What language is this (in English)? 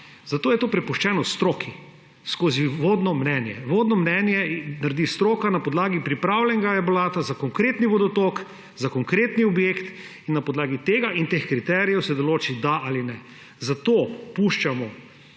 Slovenian